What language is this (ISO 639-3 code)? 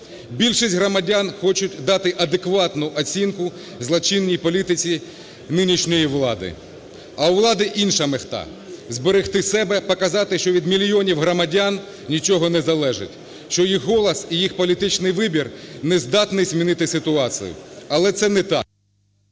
ukr